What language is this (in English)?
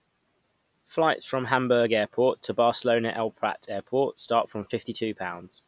English